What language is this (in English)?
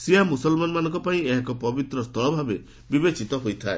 Odia